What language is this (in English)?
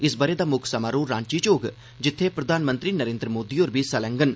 Dogri